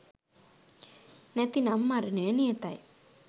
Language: Sinhala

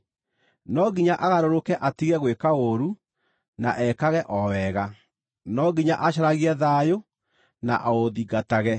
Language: Kikuyu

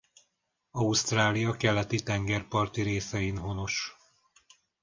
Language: Hungarian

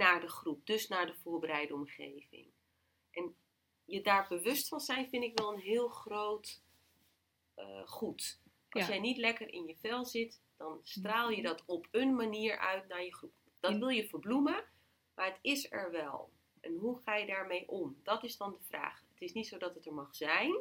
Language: Dutch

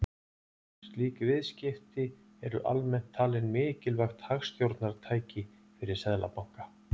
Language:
Icelandic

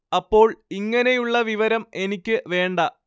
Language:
Malayalam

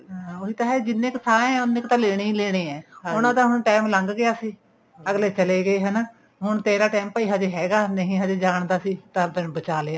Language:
Punjabi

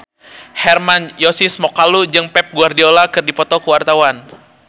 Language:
Sundanese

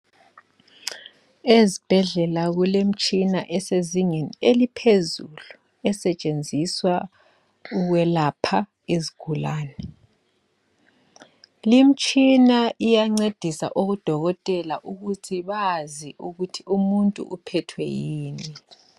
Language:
North Ndebele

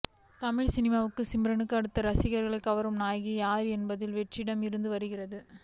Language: Tamil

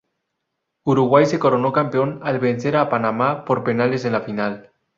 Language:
Spanish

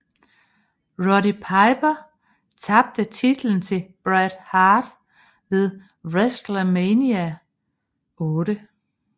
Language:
Danish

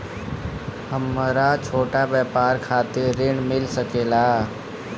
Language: Bhojpuri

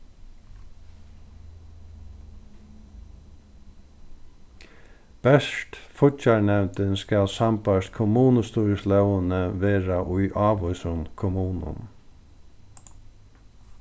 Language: Faroese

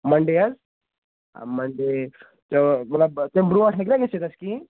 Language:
Kashmiri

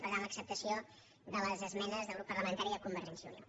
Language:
Catalan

